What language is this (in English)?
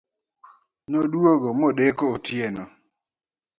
Luo (Kenya and Tanzania)